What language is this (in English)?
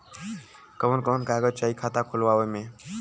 Bhojpuri